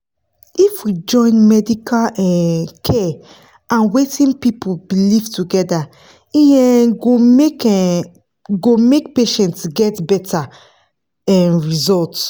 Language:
Nigerian Pidgin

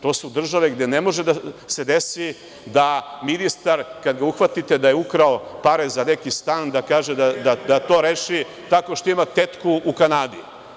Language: Serbian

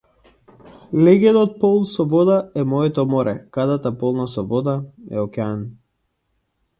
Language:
Macedonian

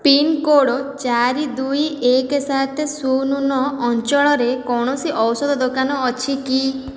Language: Odia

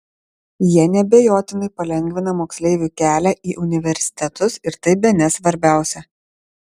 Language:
Lithuanian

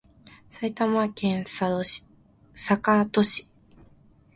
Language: Japanese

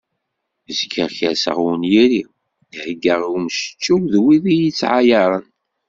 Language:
Kabyle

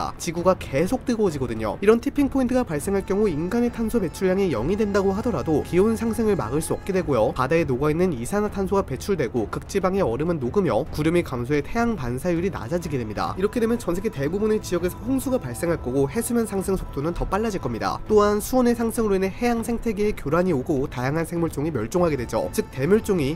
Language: Korean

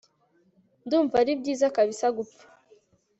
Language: Kinyarwanda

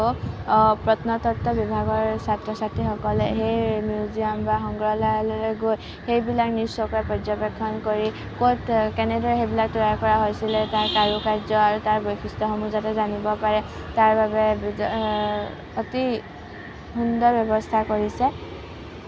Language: Assamese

